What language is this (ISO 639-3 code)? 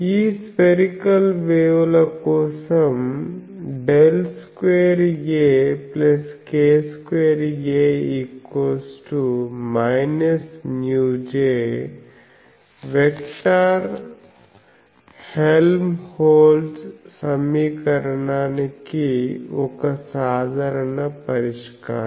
tel